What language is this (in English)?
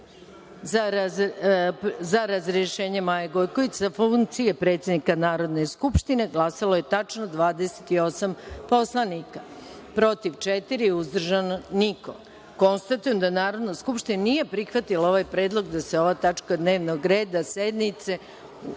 Serbian